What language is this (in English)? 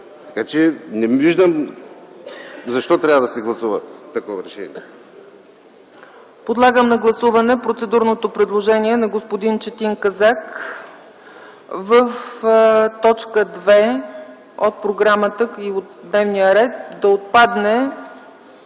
Bulgarian